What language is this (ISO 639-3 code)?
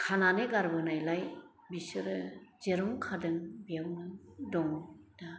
brx